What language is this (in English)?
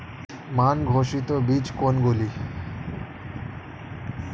Bangla